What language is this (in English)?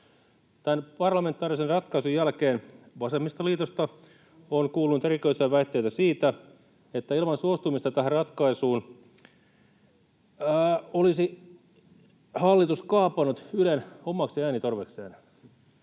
Finnish